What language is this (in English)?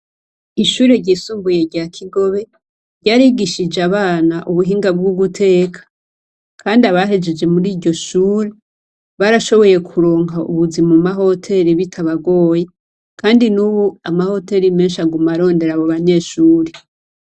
Rundi